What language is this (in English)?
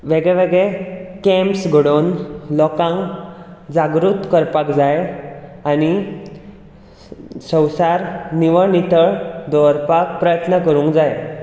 Konkani